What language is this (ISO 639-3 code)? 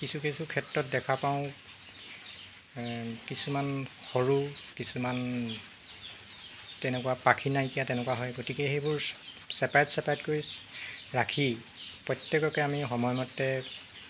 asm